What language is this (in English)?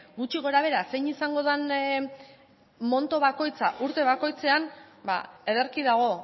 Basque